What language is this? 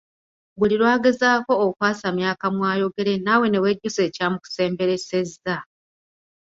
Ganda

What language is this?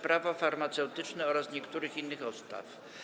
Polish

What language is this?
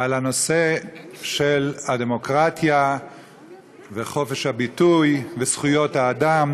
Hebrew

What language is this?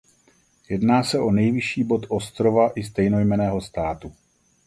Czech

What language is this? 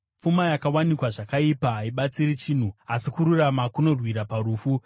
Shona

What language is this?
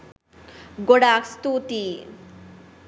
Sinhala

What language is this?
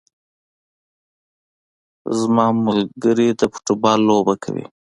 Pashto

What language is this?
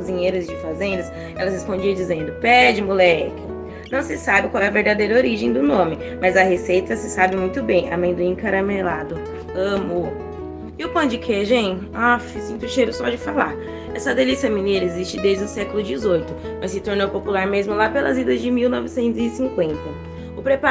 Portuguese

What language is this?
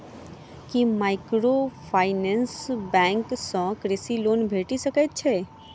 Maithili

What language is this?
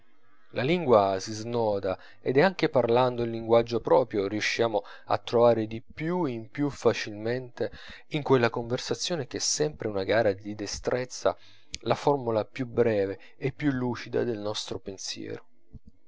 Italian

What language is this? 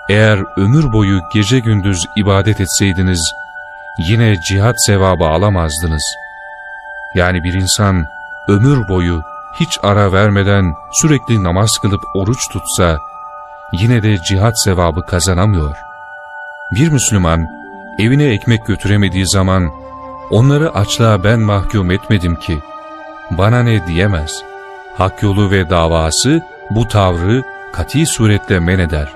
Turkish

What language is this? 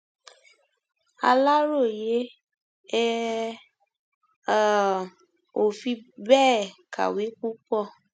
Yoruba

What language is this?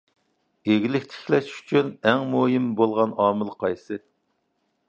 Uyghur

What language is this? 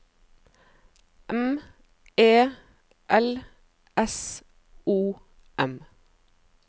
Norwegian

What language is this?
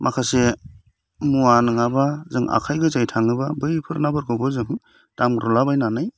Bodo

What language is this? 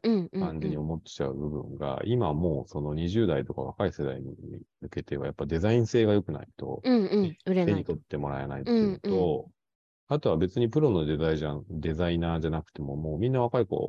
Japanese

